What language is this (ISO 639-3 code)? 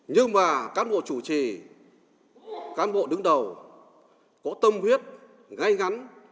vie